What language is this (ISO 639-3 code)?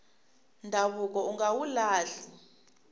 tso